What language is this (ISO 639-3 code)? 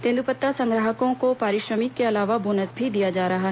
hin